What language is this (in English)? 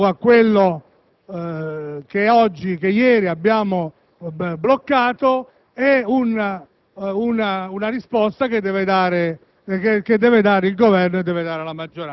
Italian